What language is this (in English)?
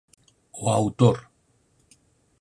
Galician